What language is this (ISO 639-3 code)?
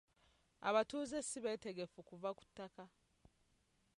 lug